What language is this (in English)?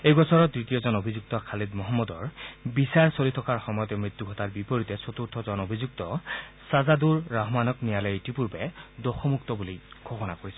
Assamese